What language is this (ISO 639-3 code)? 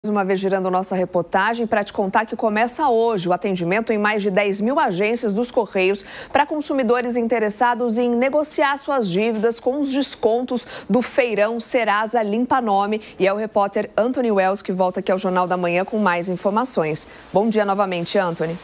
por